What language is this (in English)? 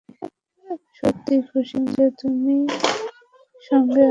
Bangla